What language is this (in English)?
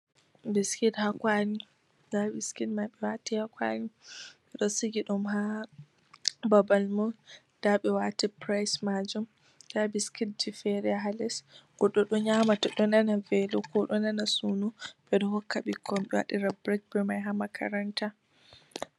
Fula